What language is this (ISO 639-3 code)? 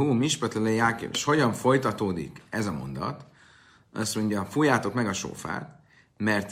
hun